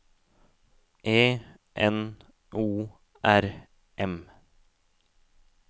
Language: Norwegian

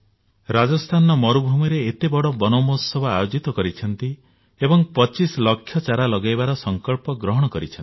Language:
Odia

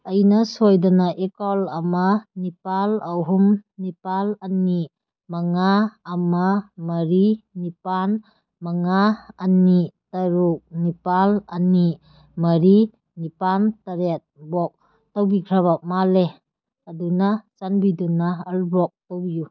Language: Manipuri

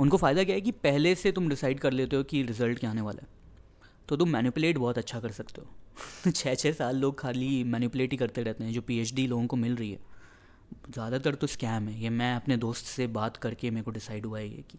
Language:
Hindi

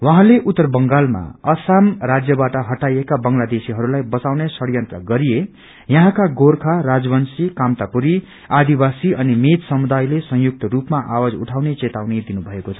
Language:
Nepali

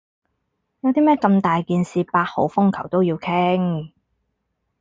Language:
Cantonese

